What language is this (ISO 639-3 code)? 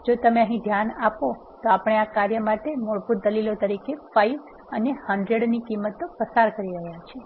guj